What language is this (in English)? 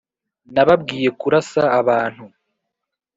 Kinyarwanda